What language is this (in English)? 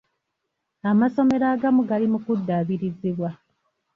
Ganda